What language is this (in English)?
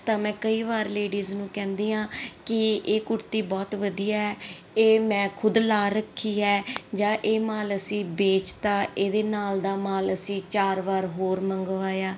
Punjabi